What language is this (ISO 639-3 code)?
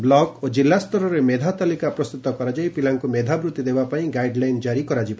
ori